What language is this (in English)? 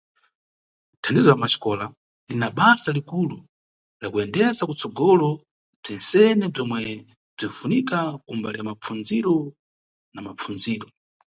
Nyungwe